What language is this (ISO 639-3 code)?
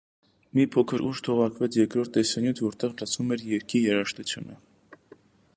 hye